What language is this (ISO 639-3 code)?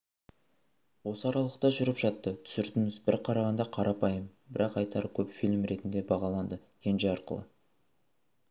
kaz